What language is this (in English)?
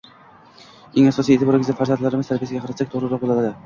Uzbek